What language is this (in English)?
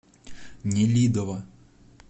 Russian